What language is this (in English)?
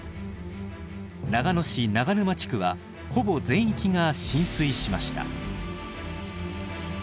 Japanese